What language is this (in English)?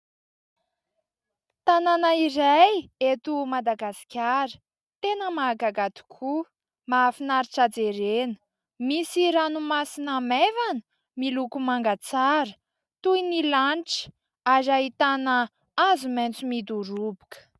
Malagasy